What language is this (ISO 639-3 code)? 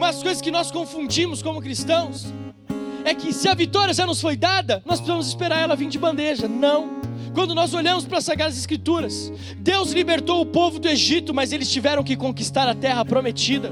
por